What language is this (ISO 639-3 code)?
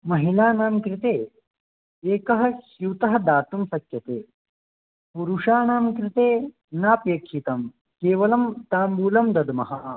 san